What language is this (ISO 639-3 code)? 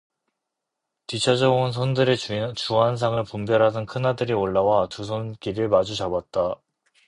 kor